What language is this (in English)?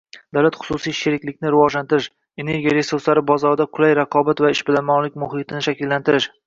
Uzbek